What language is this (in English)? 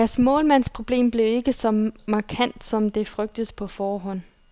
Danish